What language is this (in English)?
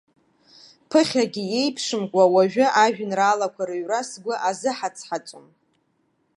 Abkhazian